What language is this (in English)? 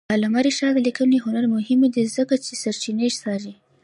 Pashto